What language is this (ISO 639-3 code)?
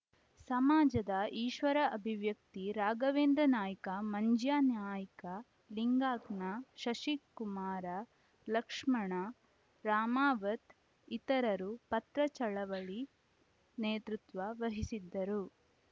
kan